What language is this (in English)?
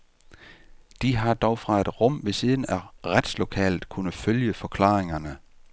Danish